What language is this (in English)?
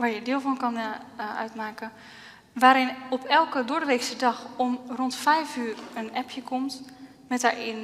Dutch